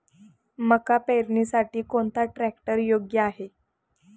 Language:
Marathi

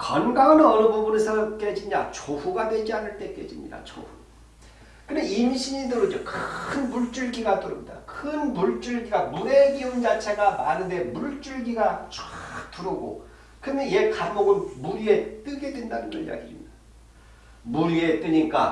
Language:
Korean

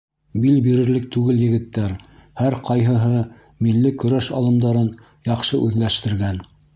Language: Bashkir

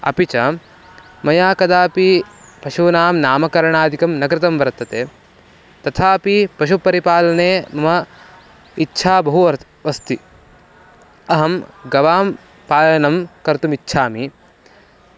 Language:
Sanskrit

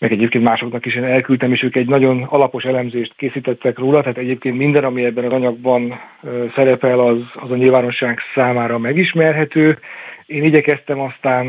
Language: Hungarian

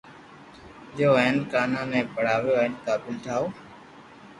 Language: Loarki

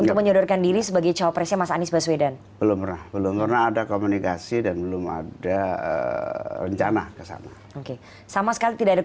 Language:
Indonesian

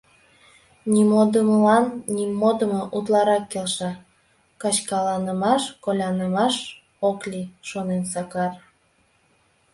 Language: Mari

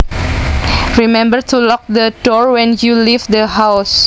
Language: Javanese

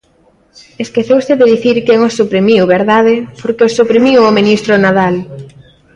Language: Galician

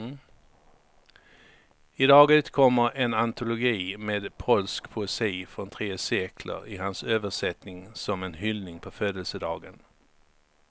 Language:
Swedish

